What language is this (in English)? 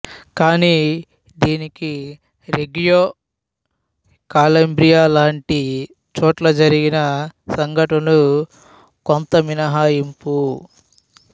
Telugu